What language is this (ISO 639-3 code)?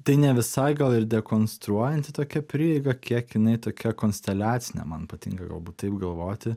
lit